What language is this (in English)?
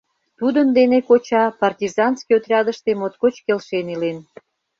Mari